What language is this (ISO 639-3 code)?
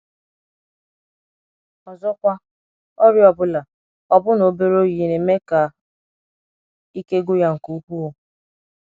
ibo